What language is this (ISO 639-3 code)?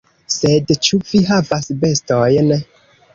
epo